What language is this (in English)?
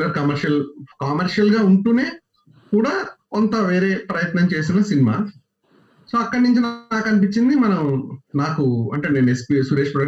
Telugu